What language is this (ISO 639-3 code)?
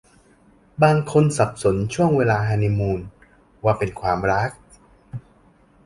tha